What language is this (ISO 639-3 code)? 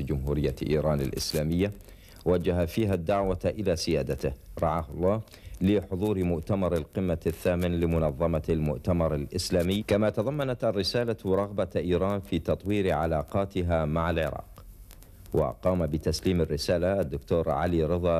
ara